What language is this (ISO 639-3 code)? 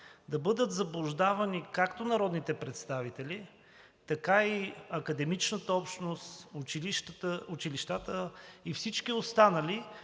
bul